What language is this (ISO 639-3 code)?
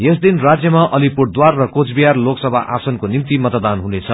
nep